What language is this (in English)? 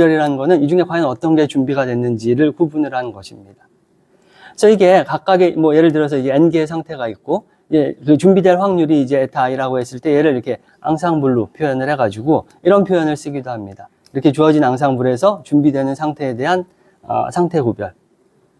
Korean